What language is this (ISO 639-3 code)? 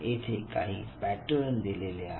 mar